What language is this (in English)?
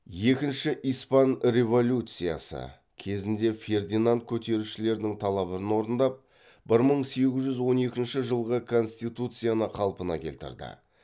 Kazakh